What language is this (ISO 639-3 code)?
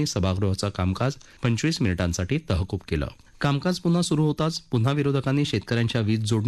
hin